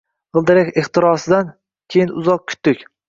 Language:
Uzbek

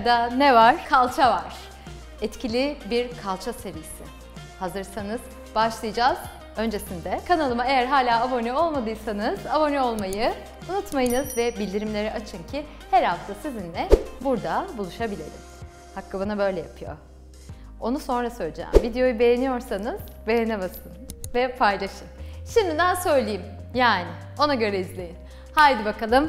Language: Turkish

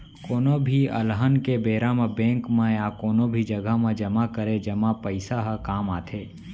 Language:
Chhattisgarhi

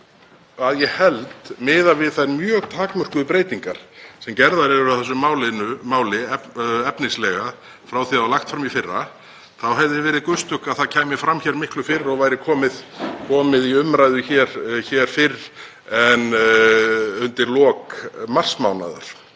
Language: Icelandic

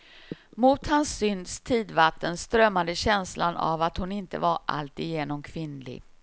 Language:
Swedish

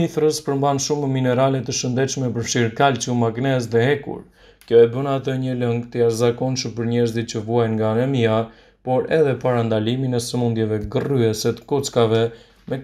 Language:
Romanian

